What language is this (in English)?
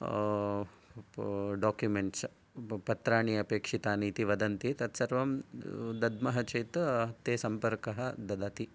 Sanskrit